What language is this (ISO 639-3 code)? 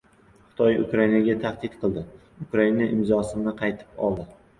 uzb